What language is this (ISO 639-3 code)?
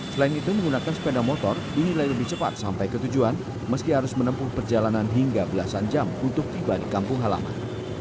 ind